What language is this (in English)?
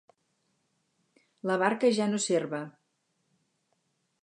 Catalan